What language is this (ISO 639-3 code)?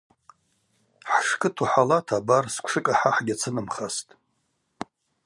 abq